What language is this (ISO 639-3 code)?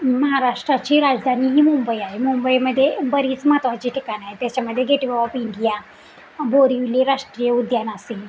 mar